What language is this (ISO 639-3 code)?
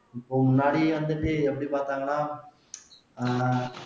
tam